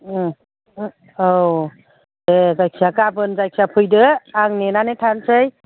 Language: Bodo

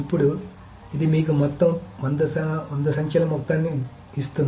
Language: Telugu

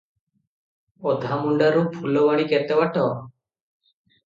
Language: Odia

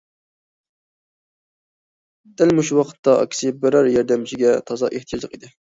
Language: Uyghur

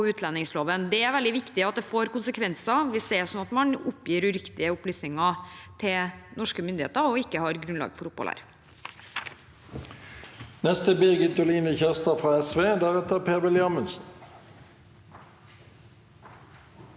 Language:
Norwegian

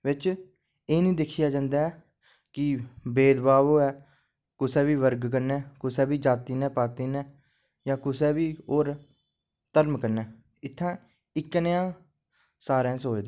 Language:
Dogri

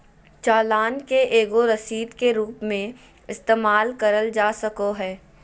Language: Magahi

